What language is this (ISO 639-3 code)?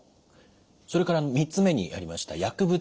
jpn